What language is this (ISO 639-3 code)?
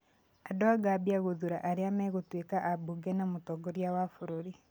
kik